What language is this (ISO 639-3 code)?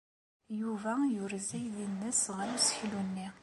kab